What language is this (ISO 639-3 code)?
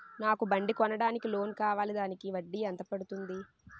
tel